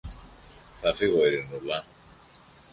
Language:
Greek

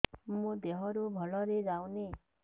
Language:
Odia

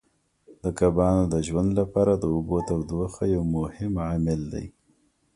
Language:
Pashto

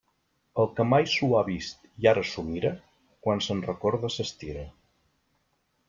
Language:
Catalan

